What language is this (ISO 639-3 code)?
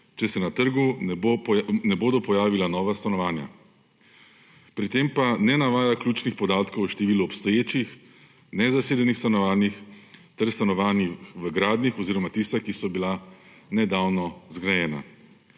slv